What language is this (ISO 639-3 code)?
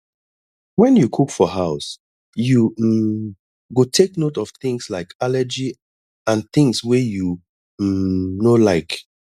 pcm